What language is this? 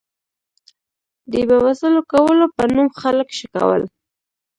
Pashto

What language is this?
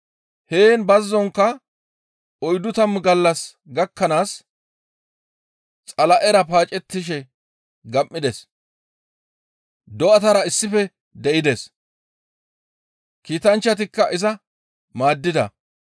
Gamo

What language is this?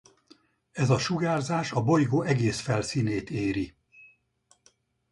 Hungarian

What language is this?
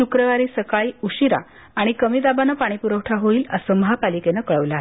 Marathi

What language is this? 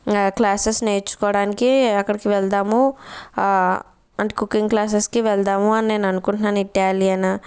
Telugu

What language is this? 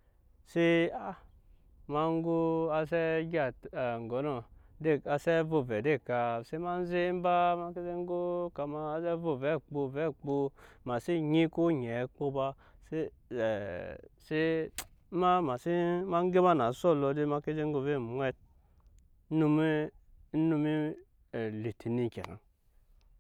Nyankpa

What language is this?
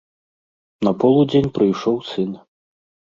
Belarusian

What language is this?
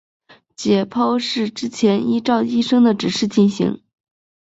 Chinese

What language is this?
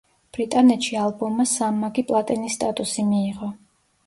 Georgian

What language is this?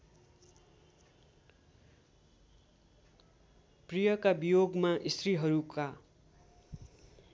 Nepali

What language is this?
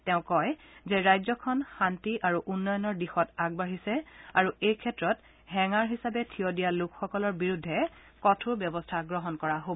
Assamese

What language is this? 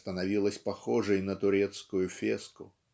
Russian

